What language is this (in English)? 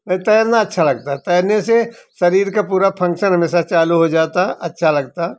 Hindi